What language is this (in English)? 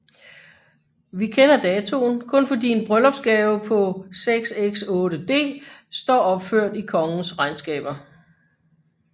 Danish